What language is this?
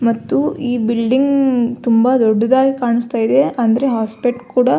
Kannada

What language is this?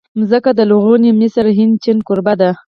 Pashto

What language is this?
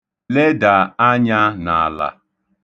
Igbo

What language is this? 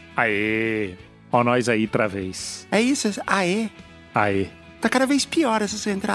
Portuguese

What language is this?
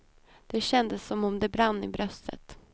Swedish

